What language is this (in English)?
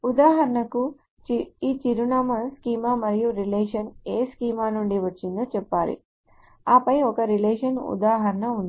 Telugu